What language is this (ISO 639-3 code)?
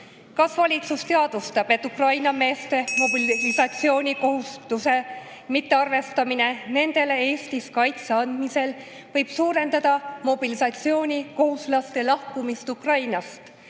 est